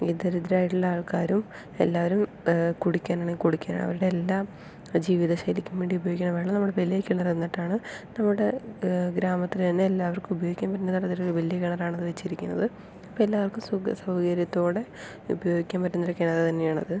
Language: Malayalam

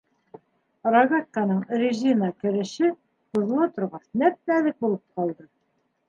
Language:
Bashkir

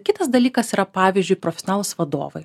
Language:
Lithuanian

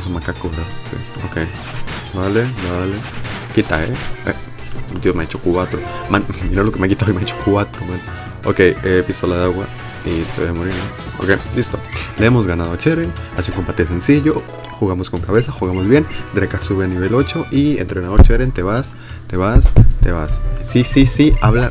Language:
Spanish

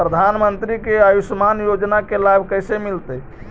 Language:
Magahi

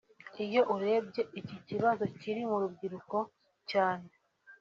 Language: Kinyarwanda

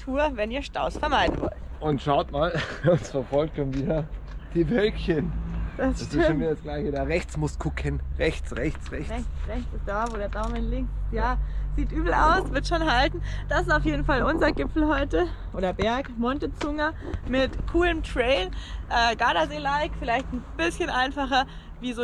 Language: German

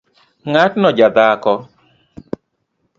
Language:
Luo (Kenya and Tanzania)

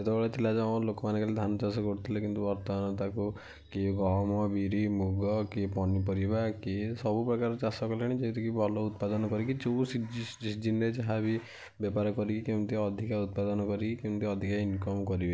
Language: Odia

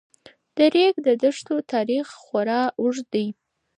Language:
Pashto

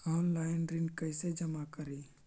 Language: Magahi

